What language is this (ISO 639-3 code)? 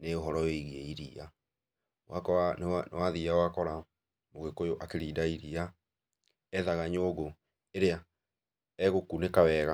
kik